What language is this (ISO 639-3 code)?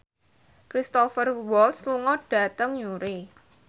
jav